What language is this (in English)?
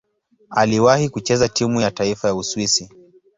Swahili